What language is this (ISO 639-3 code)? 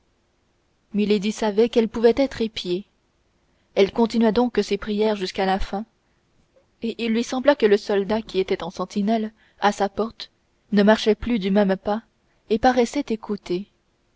fra